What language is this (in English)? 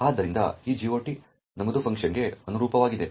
Kannada